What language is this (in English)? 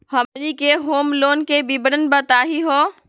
Magahi